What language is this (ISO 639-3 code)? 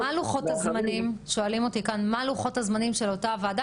heb